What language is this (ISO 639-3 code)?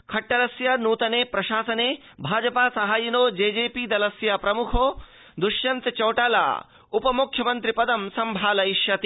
san